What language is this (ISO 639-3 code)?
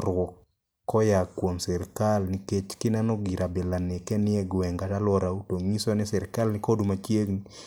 luo